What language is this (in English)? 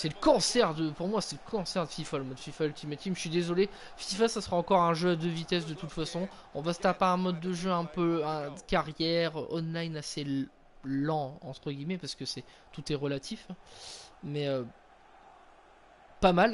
French